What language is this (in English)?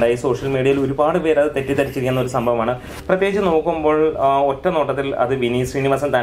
Russian